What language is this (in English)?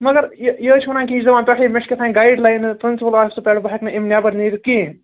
Kashmiri